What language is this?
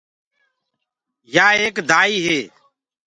Gurgula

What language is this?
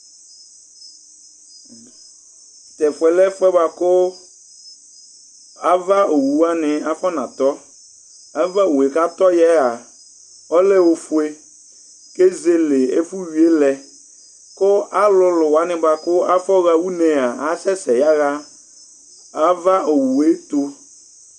Ikposo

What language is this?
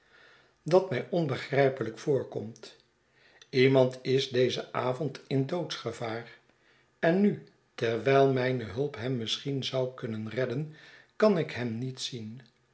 Dutch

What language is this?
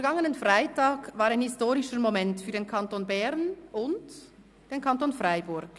Swiss German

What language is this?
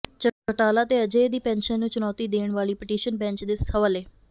Punjabi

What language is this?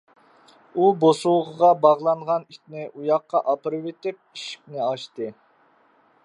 Uyghur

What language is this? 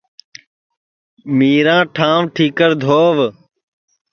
Sansi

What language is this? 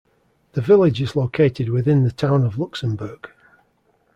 English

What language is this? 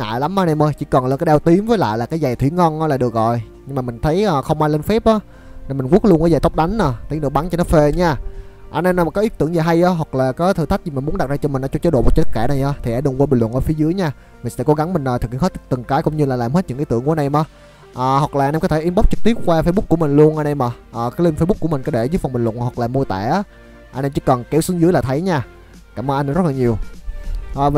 Vietnamese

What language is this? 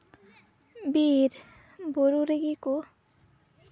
Santali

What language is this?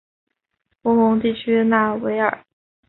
Chinese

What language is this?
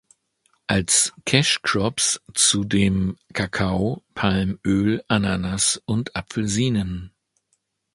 German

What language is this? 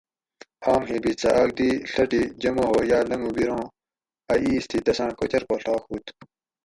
Gawri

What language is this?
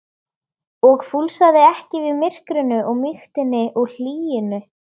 Icelandic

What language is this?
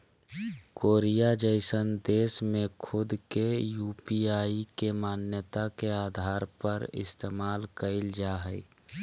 Magahi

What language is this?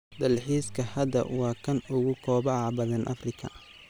Somali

